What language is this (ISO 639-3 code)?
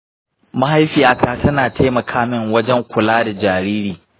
hau